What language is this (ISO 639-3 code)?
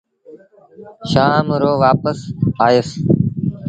sbn